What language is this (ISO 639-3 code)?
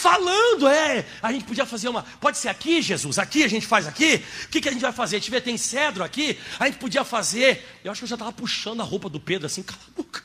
por